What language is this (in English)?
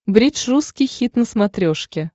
Russian